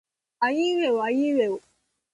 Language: Japanese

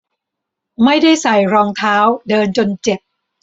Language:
Thai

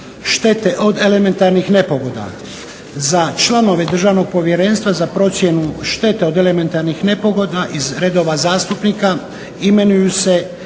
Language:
Croatian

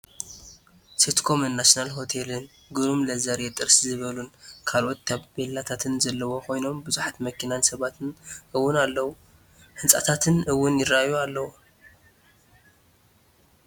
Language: Tigrinya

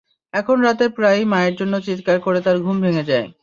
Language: Bangla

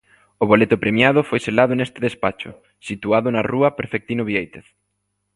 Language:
Galician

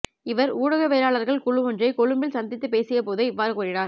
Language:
Tamil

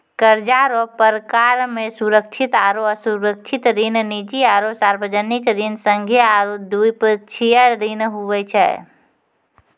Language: Maithili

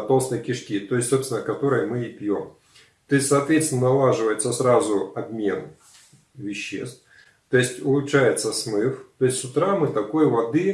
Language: Russian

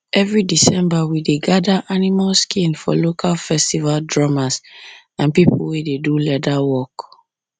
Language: Nigerian Pidgin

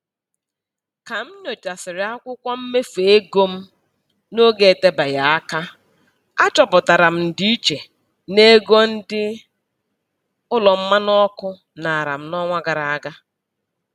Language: Igbo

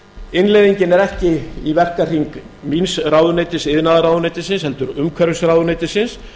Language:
Icelandic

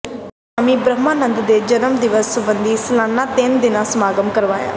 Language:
Punjabi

